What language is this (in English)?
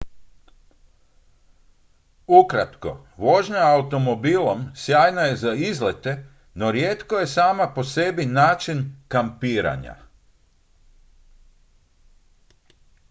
Croatian